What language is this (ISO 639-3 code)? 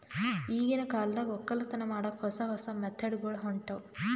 kan